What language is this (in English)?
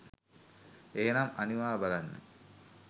Sinhala